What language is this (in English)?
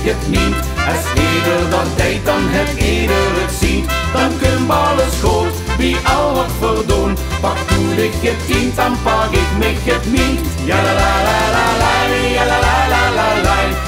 Dutch